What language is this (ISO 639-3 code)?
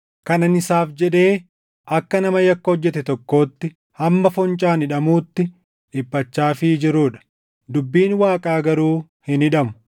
orm